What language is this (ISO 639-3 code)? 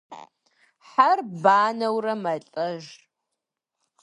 kbd